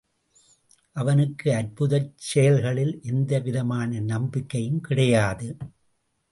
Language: Tamil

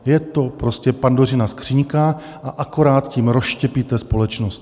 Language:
Czech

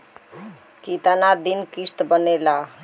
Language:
Bhojpuri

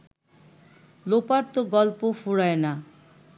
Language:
Bangla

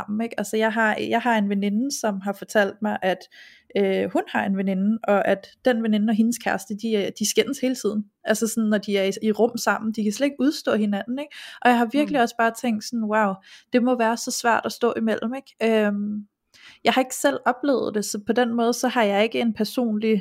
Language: Danish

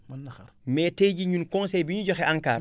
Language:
Wolof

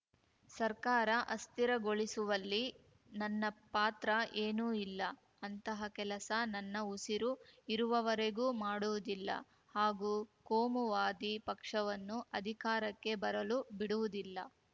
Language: Kannada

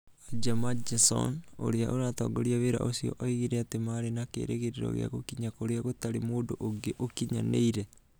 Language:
Kikuyu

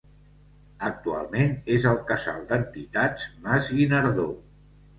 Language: Catalan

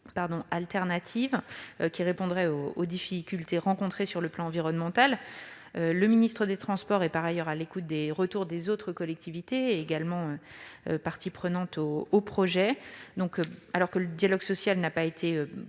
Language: French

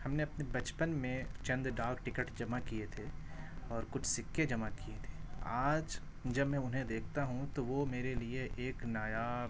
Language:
Urdu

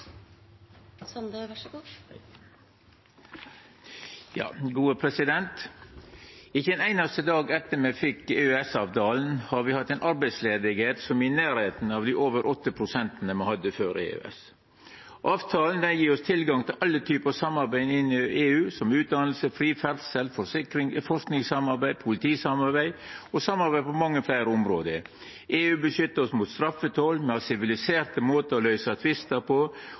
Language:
Norwegian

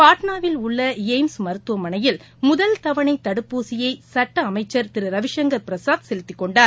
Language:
Tamil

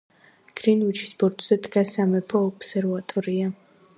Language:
Georgian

